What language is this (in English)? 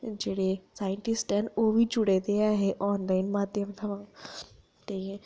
Dogri